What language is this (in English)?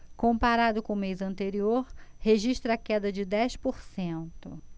Portuguese